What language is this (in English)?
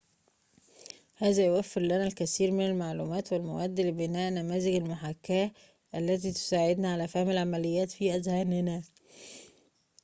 Arabic